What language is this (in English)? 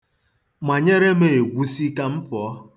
Igbo